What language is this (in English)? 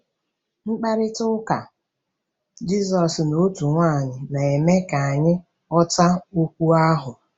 Igbo